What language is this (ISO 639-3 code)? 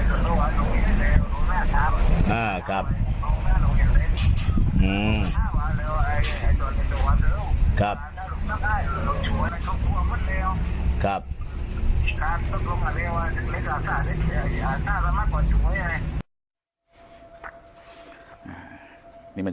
tha